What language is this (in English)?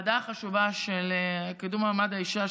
Hebrew